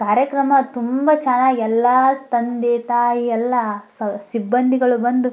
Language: Kannada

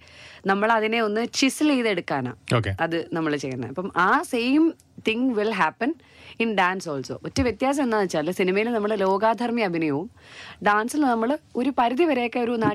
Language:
Malayalam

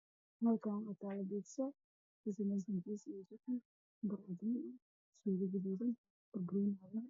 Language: Somali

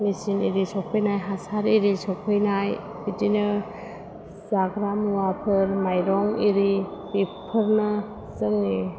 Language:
Bodo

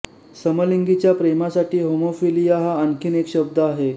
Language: Marathi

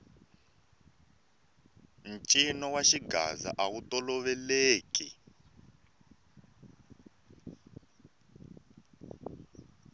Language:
Tsonga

